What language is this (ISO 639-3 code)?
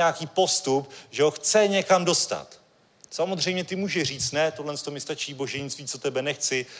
ces